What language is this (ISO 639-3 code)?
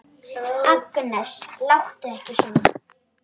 isl